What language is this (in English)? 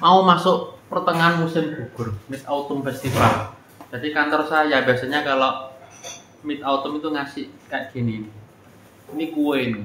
Indonesian